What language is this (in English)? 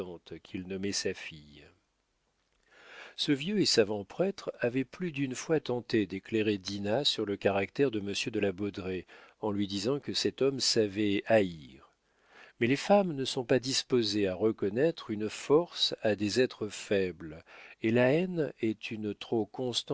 French